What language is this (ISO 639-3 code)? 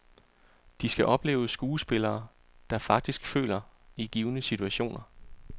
dan